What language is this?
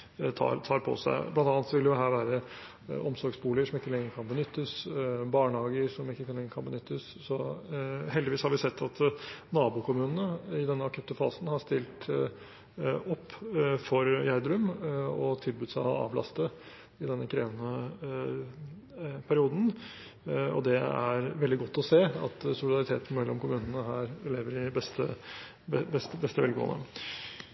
Norwegian Bokmål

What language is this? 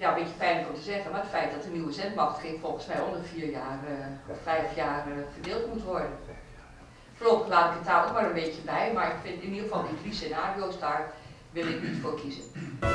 Dutch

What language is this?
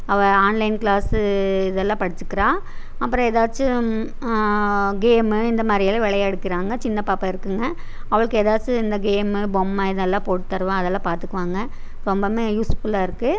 Tamil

